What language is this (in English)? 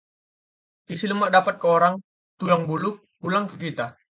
Indonesian